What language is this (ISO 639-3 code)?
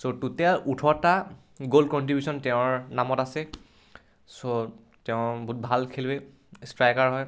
asm